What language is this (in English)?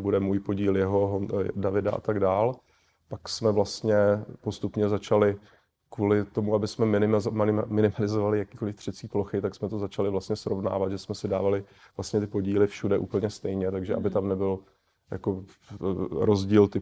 Czech